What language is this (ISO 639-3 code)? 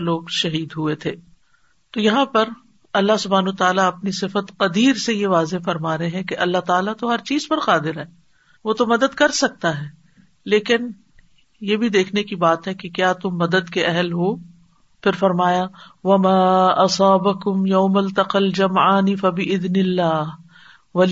urd